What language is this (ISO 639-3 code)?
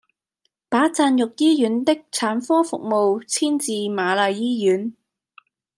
yue